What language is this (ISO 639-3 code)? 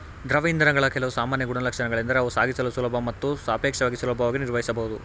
kan